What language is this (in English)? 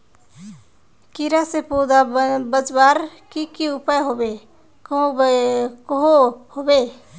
Magahi